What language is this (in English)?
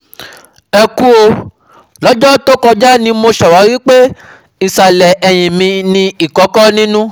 Yoruba